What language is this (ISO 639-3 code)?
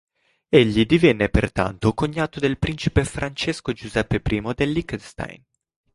ita